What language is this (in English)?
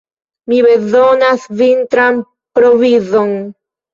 Esperanto